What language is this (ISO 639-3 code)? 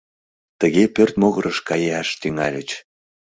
chm